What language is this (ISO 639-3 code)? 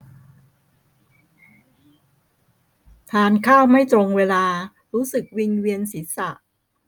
tha